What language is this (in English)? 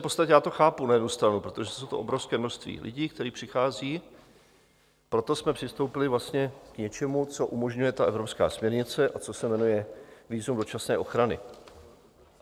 Czech